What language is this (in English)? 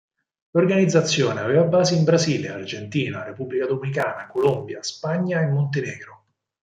Italian